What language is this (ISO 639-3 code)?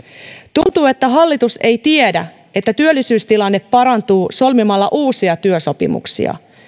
fin